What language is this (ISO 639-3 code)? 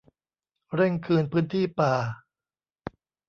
tha